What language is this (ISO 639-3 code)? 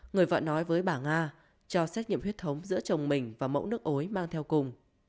vie